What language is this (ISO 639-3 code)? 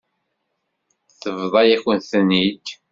kab